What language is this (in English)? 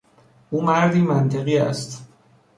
Persian